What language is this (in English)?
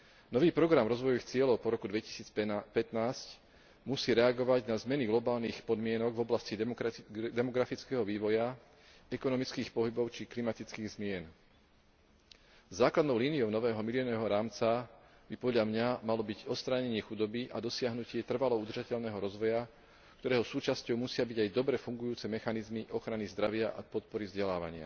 Slovak